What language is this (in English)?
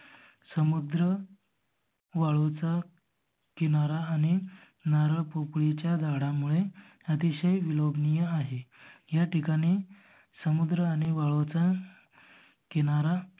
Marathi